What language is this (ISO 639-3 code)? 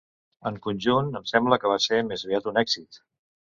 cat